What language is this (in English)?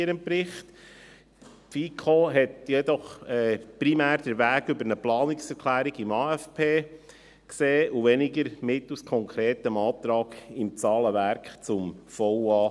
Swiss German